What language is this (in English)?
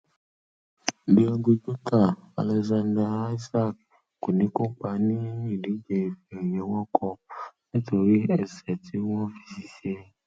Yoruba